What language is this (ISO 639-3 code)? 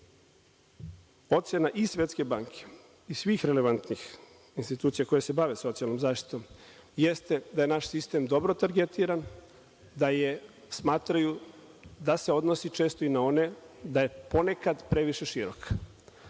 srp